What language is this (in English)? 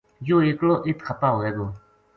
Gujari